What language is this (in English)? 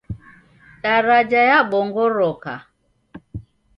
Taita